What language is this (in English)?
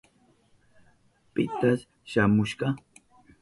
Southern Pastaza Quechua